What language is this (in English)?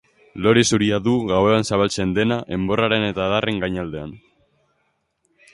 Basque